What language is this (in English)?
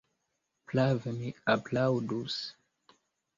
Esperanto